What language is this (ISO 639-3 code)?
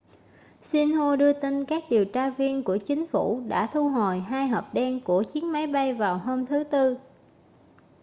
vie